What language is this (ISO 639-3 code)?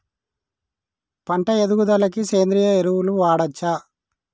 tel